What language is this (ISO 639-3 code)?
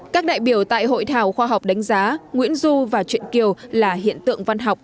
vie